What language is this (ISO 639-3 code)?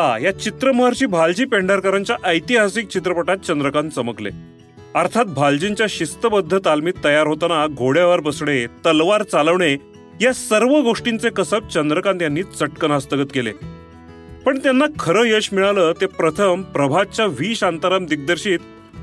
mar